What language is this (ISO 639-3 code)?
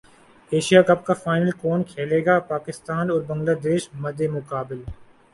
urd